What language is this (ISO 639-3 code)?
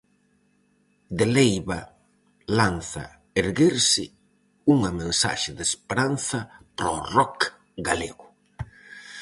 glg